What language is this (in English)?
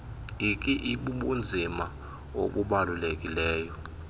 Xhosa